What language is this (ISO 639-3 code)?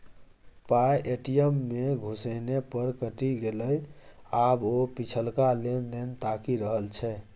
mai